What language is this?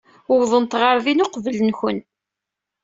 Kabyle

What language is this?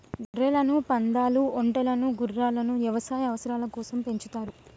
Telugu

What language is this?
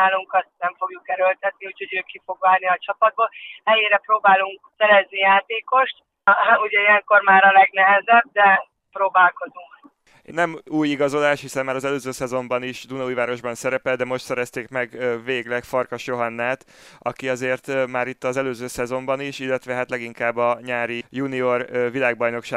Hungarian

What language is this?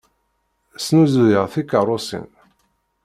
Kabyle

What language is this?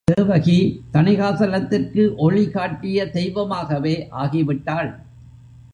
Tamil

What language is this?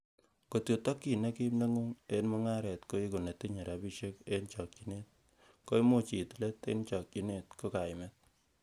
Kalenjin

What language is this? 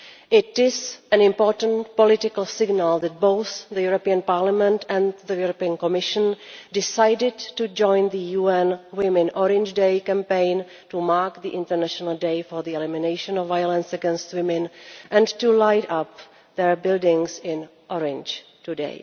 English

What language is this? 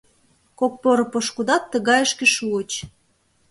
Mari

